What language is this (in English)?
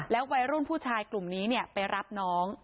Thai